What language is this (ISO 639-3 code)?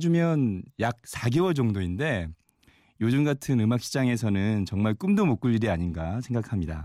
kor